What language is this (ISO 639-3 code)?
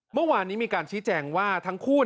tha